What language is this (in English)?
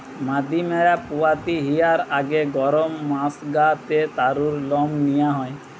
Bangla